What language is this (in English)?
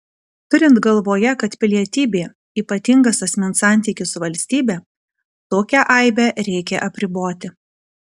Lithuanian